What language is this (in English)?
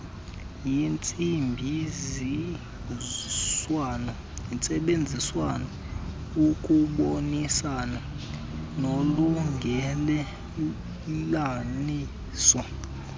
Xhosa